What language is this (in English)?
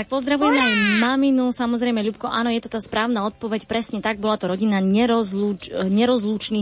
Slovak